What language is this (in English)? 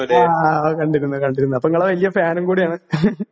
Malayalam